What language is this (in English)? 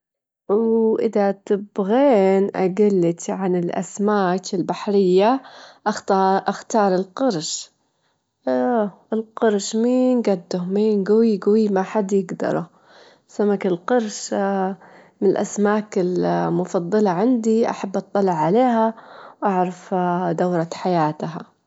Gulf Arabic